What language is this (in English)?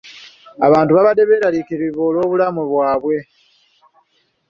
Ganda